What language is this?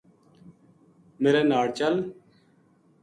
Gujari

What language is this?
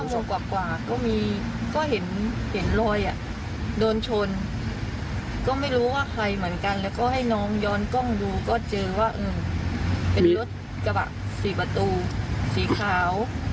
Thai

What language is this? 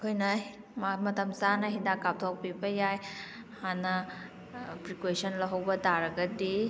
Manipuri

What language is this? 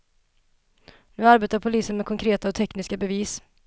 Swedish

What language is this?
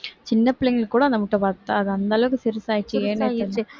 Tamil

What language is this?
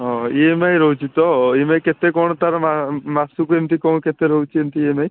Odia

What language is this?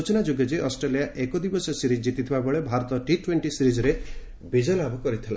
Odia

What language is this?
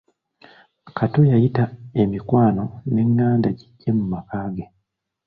Ganda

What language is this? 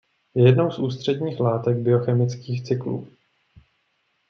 Czech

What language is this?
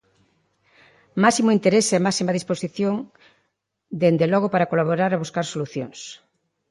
Galician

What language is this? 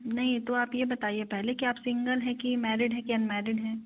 Hindi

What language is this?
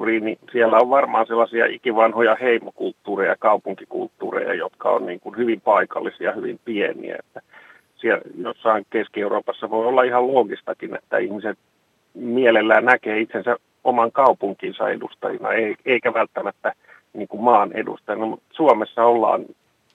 Finnish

